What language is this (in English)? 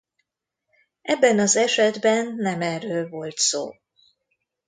Hungarian